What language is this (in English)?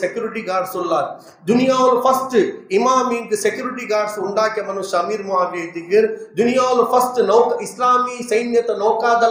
Urdu